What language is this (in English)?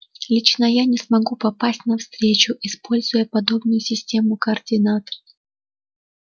Russian